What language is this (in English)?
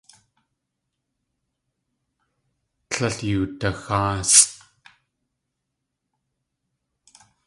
Tlingit